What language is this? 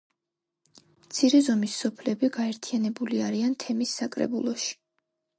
Georgian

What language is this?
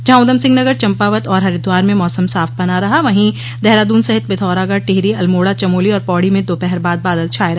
Hindi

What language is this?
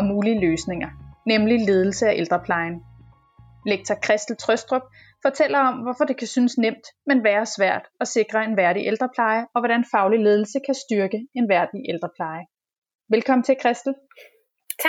Danish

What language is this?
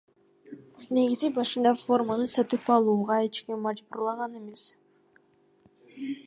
Kyrgyz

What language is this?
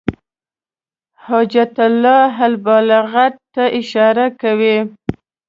Pashto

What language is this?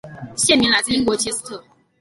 Chinese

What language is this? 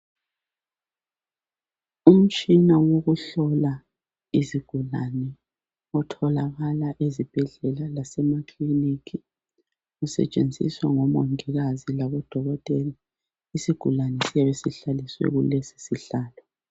North Ndebele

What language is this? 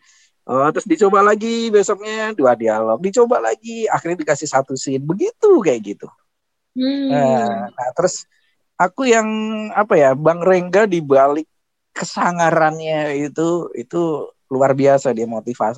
Indonesian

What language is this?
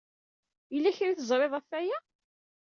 Kabyle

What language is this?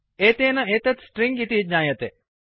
Sanskrit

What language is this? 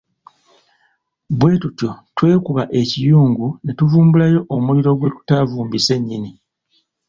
Ganda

